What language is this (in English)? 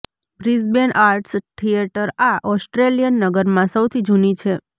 Gujarati